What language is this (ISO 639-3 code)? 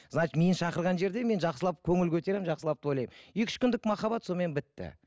kaz